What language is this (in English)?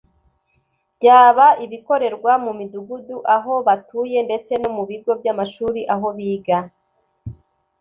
Kinyarwanda